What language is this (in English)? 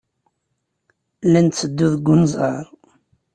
Kabyle